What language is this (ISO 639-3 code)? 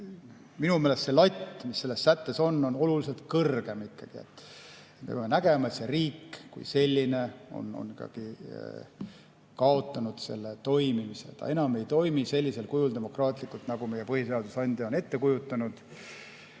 est